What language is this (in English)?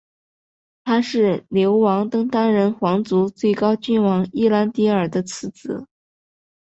Chinese